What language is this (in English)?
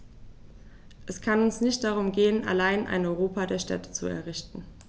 German